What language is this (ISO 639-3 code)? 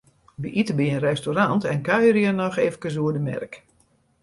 fry